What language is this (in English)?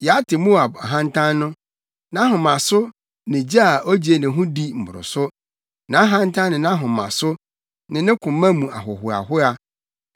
Akan